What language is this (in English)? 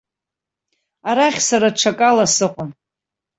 Abkhazian